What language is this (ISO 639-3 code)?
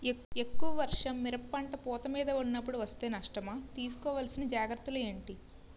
tel